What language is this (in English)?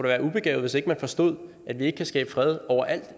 Danish